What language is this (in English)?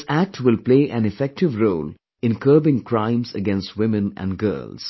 English